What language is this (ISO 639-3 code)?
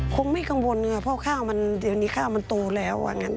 tha